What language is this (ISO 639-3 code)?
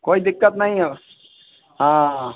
hin